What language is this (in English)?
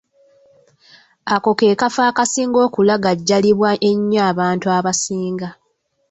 Ganda